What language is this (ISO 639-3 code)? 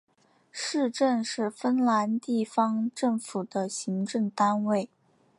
zho